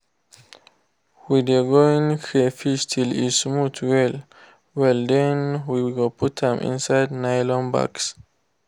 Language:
Nigerian Pidgin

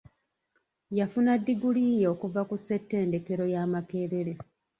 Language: Ganda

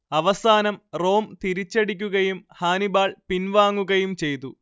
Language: Malayalam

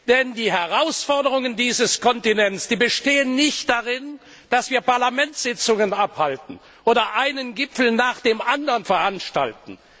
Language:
German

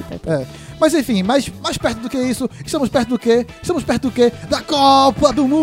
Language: Portuguese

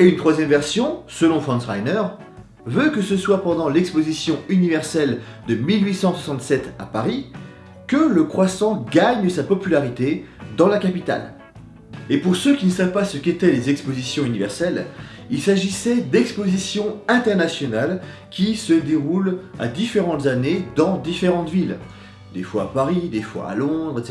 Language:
French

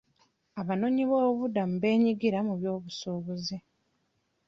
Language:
Ganda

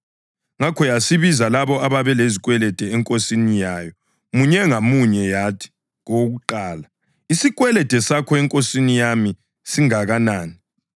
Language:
North Ndebele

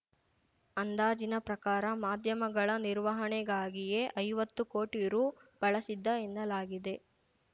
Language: Kannada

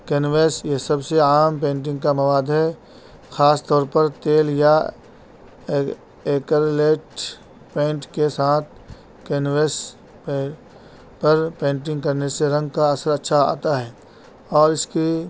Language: Urdu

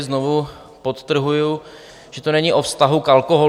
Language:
Czech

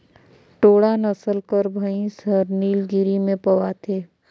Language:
Chhattisgarhi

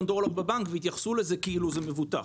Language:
Hebrew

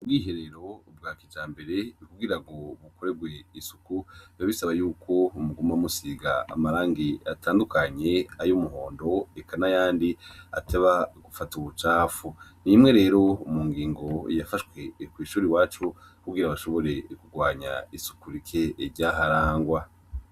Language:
Rundi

